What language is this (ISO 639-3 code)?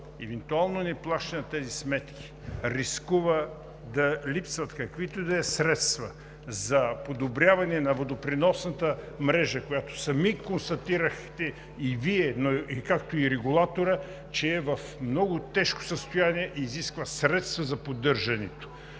bul